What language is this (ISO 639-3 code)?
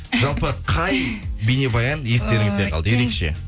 kaz